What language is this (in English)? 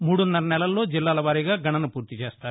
Telugu